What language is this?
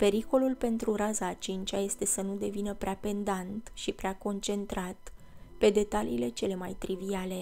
Romanian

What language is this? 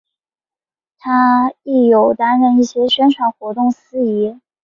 Chinese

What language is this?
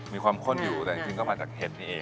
Thai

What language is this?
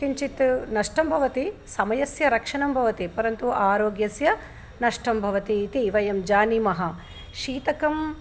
Sanskrit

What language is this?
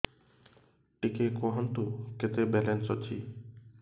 Odia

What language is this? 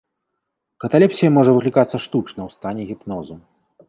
Belarusian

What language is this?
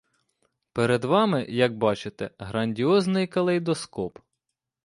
Ukrainian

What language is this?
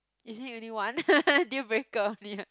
English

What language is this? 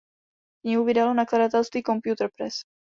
Czech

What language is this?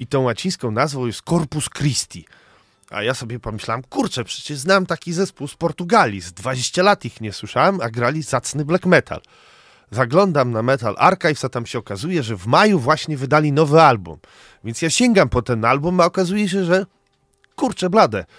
Polish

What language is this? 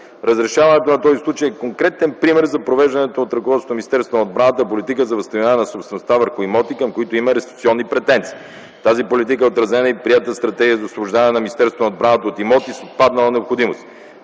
Bulgarian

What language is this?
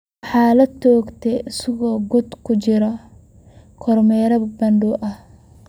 Somali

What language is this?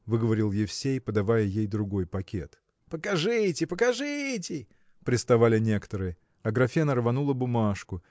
Russian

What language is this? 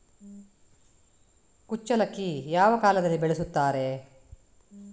Kannada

